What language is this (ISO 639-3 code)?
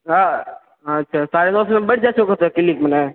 mai